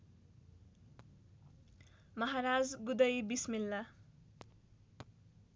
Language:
Nepali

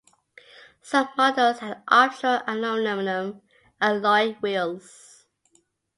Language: English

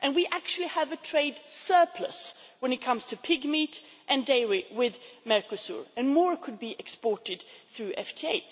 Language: English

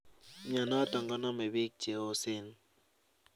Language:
Kalenjin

